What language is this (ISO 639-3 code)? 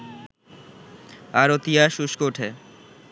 ben